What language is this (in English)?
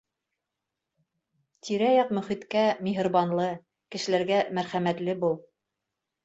Bashkir